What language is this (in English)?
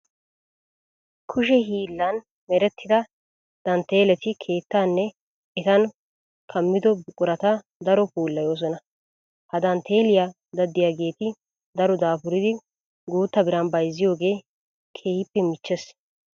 Wolaytta